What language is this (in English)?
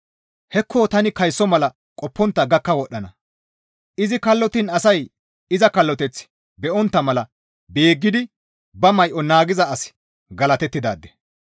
Gamo